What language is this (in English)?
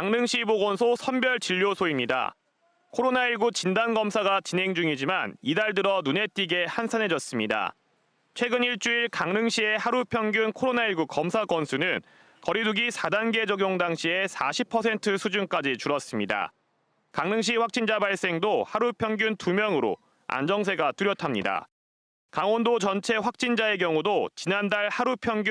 Korean